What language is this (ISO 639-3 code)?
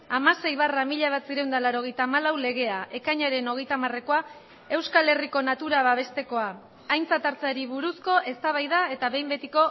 eus